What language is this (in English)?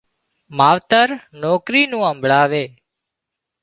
Wadiyara Koli